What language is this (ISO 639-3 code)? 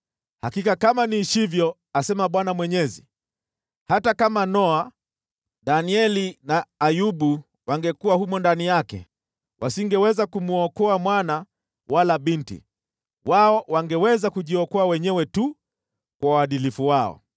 swa